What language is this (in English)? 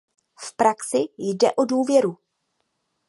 Czech